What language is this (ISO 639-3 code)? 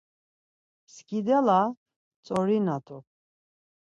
lzz